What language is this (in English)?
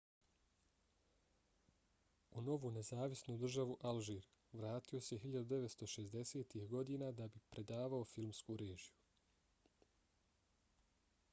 Bosnian